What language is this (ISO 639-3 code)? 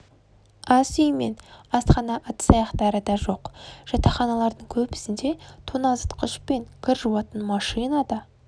kaz